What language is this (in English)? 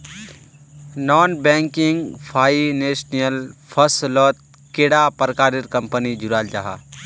Magahi